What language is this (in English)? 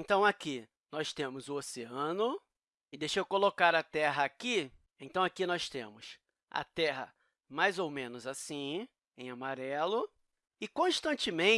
Portuguese